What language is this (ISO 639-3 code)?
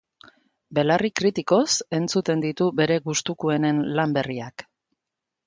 eus